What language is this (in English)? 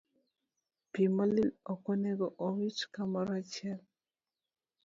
Luo (Kenya and Tanzania)